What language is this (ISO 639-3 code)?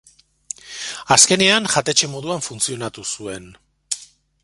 eus